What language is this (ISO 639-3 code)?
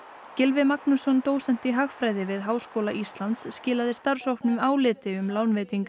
isl